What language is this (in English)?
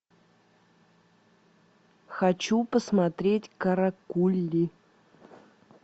Russian